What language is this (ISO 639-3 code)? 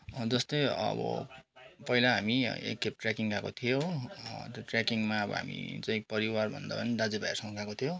nep